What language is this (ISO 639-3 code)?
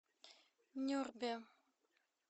rus